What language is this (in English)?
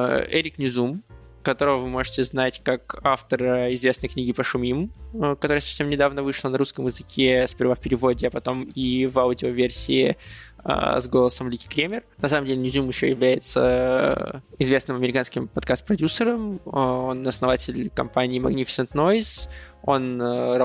Russian